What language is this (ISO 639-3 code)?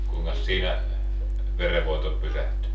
fin